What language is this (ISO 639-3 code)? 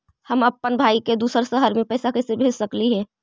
mag